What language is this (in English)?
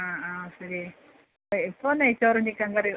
Malayalam